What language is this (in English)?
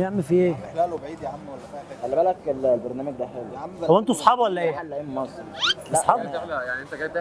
Arabic